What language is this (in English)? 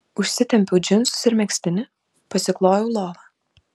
Lithuanian